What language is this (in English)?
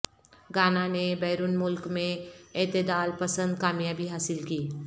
Urdu